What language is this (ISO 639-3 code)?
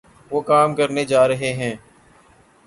urd